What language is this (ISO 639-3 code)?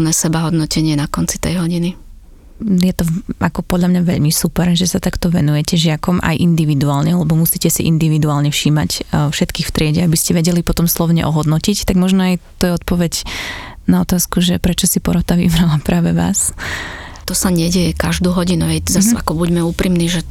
slk